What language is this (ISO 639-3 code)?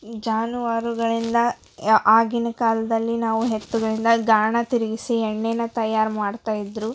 kan